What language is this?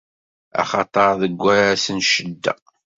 Kabyle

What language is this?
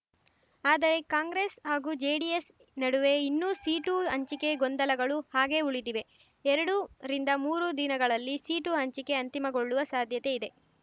Kannada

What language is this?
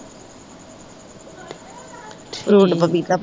Punjabi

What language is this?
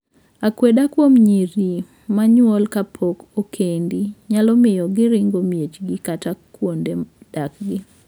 Luo (Kenya and Tanzania)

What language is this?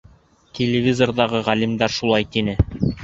Bashkir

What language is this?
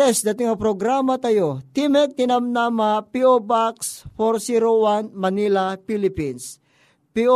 Filipino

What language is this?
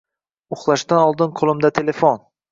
Uzbek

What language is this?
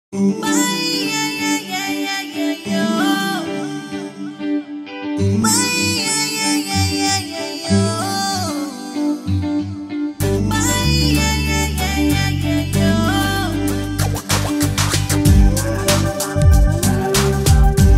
Vietnamese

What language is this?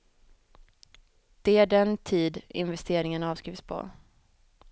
Swedish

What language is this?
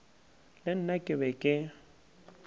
Northern Sotho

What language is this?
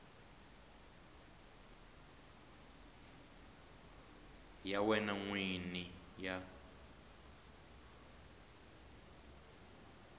Tsonga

